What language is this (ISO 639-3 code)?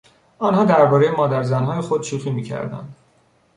fas